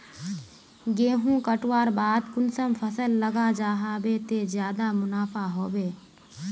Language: Magahi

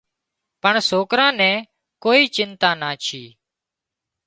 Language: Wadiyara Koli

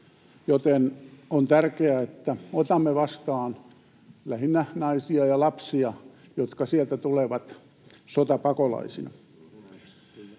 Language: Finnish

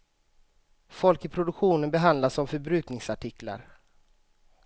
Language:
Swedish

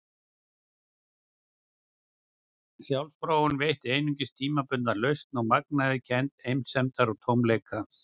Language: Icelandic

